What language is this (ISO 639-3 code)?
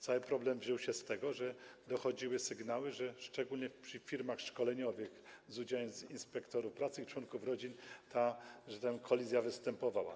pol